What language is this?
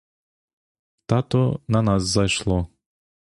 Ukrainian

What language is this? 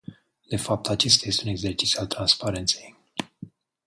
Romanian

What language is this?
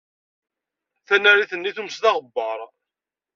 Kabyle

